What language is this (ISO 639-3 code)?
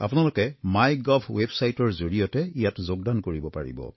asm